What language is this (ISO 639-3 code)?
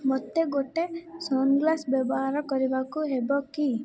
ori